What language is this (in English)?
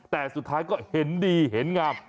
Thai